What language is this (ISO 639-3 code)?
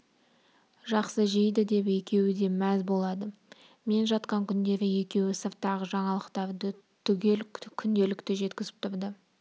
kaz